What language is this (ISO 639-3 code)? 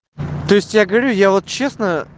rus